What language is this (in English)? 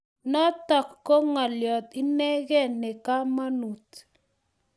Kalenjin